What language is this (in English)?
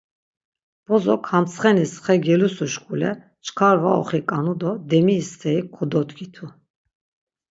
Laz